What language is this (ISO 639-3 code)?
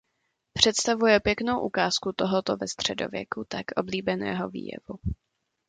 ces